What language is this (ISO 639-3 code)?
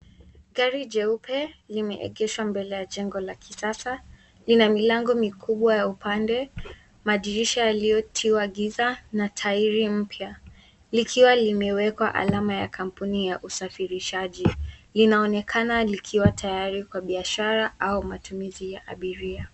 swa